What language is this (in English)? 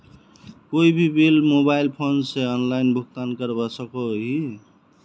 Magahi